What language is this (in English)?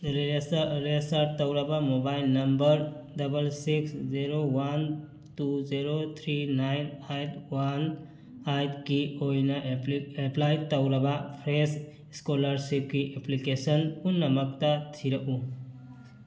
Manipuri